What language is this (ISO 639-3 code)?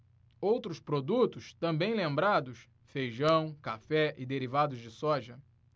por